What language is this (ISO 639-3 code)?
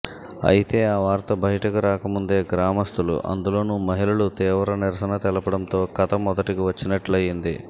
tel